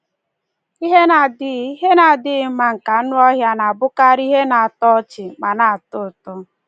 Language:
Igbo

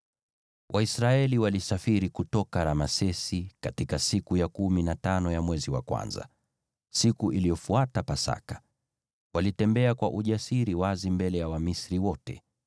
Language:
Swahili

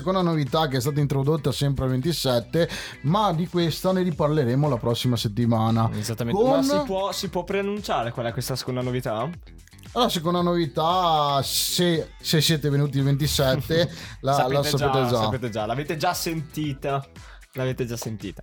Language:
Italian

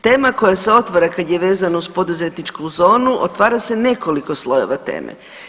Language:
Croatian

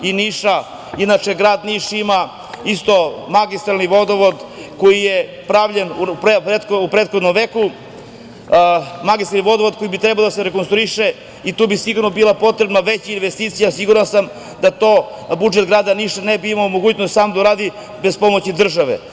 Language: Serbian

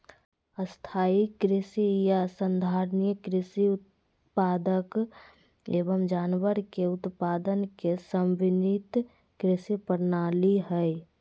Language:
Magahi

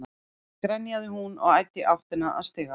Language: Icelandic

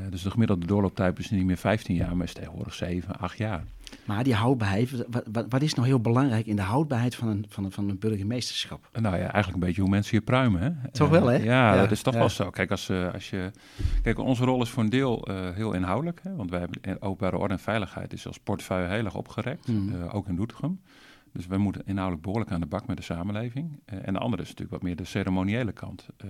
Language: Dutch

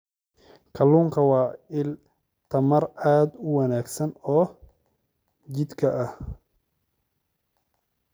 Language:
Somali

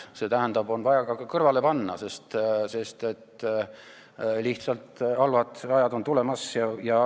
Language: Estonian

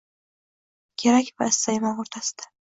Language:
Uzbek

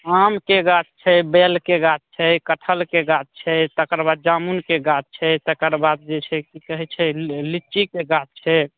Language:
Maithili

